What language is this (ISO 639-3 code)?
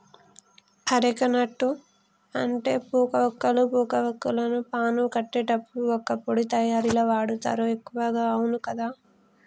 tel